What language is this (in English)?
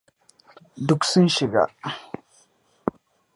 Hausa